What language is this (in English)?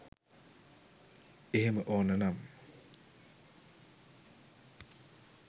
Sinhala